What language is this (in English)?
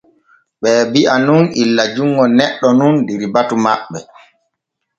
Borgu Fulfulde